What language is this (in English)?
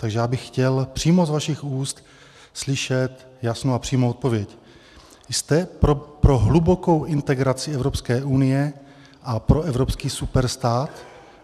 Czech